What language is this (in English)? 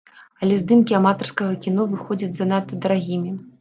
Belarusian